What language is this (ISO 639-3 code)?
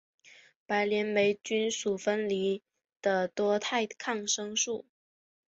zho